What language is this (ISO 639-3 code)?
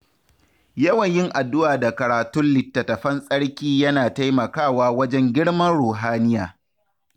hau